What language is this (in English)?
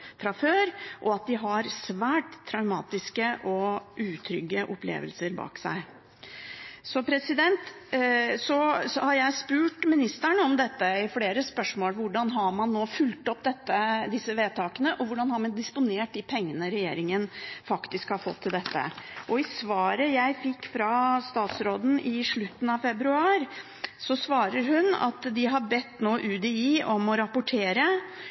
Norwegian Bokmål